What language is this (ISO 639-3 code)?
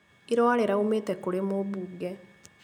kik